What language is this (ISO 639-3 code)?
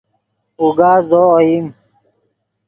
ydg